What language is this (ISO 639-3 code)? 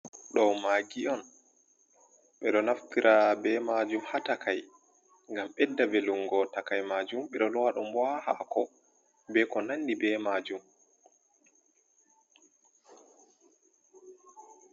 ful